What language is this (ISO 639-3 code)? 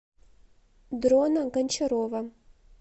rus